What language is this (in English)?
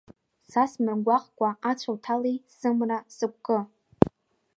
Abkhazian